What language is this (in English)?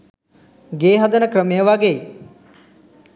Sinhala